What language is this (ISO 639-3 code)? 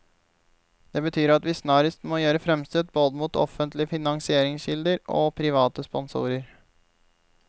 nor